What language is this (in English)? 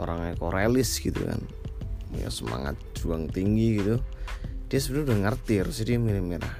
Indonesian